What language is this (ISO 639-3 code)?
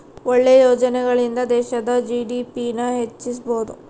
kan